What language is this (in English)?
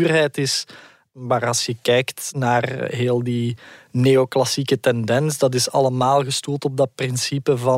Dutch